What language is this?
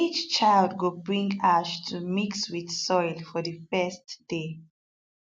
Nigerian Pidgin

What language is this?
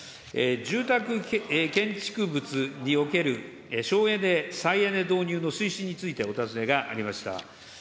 Japanese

